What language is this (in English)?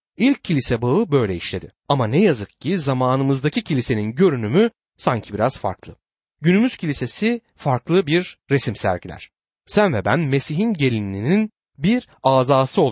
Turkish